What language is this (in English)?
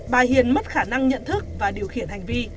Vietnamese